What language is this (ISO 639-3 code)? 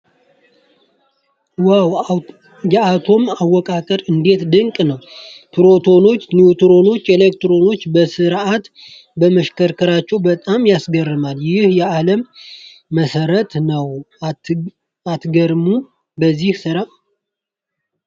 amh